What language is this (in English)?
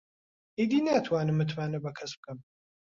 Central Kurdish